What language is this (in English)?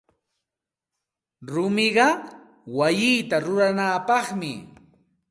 Santa Ana de Tusi Pasco Quechua